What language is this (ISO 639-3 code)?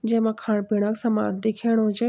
gbm